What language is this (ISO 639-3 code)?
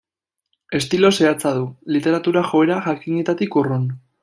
eus